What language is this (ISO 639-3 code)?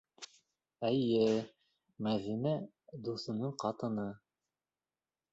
bak